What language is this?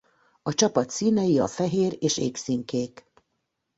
Hungarian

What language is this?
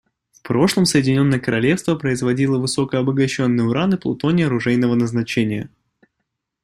Russian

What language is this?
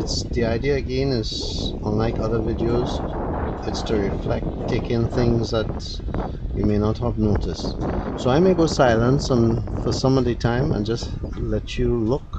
English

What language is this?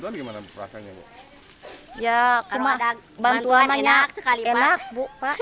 Indonesian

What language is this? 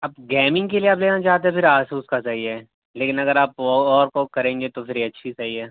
Urdu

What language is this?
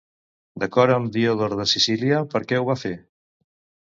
Catalan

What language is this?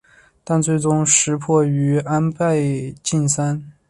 Chinese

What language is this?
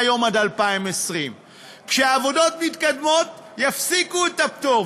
Hebrew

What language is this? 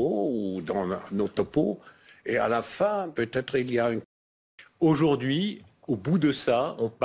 French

